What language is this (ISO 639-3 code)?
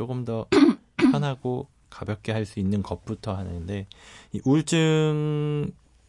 kor